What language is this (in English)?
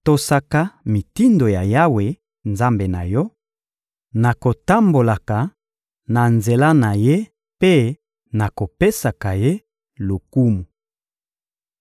Lingala